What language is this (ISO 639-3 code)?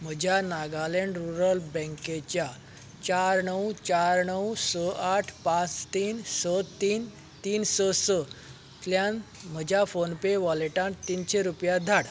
kok